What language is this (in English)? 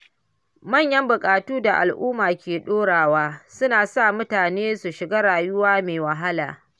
Hausa